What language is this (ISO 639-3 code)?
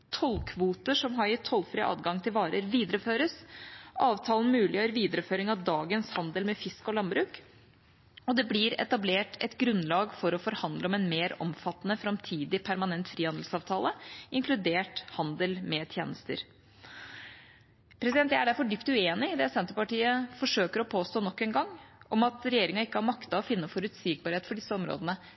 nob